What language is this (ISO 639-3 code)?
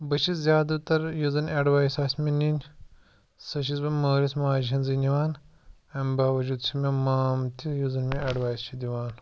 kas